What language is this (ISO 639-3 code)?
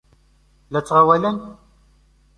kab